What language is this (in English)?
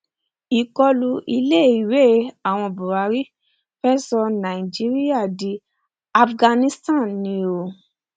Yoruba